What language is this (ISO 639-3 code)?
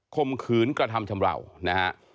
tha